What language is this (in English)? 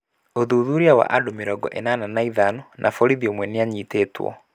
Kikuyu